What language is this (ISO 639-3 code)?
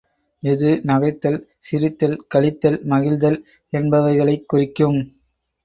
tam